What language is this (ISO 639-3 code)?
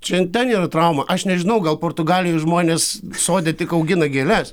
lit